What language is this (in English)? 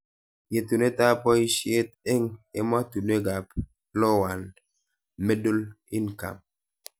Kalenjin